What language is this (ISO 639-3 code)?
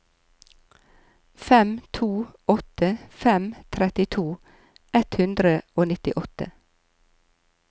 nor